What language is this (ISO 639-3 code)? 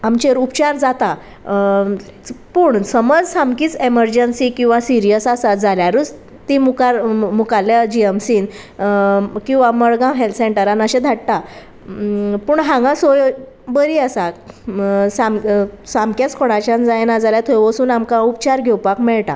kok